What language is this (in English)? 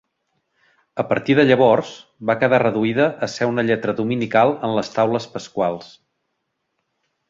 Catalan